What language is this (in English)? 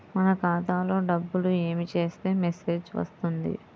Telugu